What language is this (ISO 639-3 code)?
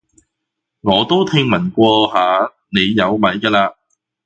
yue